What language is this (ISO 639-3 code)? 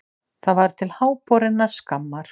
isl